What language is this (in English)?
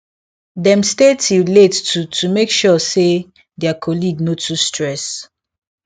Nigerian Pidgin